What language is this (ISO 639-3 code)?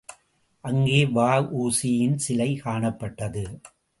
tam